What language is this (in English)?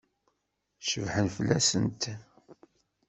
Kabyle